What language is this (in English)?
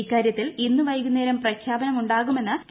Malayalam